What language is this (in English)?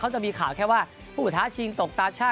Thai